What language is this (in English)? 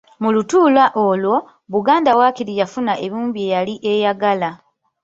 Ganda